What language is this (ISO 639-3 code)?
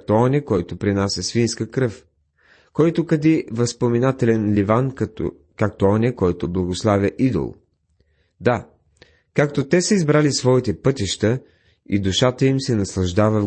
bul